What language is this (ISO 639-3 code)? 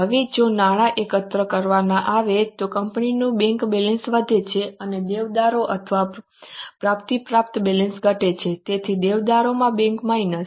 guj